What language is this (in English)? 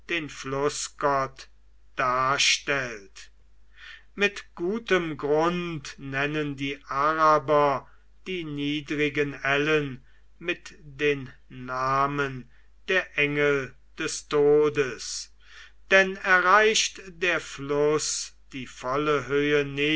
German